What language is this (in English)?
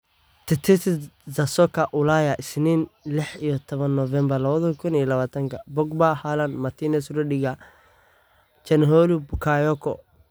Somali